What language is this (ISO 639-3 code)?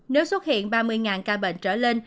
vie